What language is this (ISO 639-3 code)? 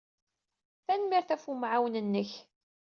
kab